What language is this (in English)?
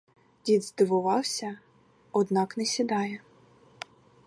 Ukrainian